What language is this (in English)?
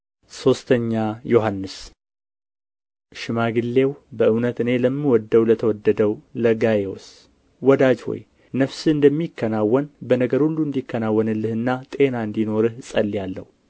Amharic